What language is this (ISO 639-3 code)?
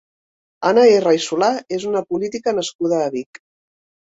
cat